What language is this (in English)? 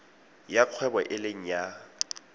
Tswana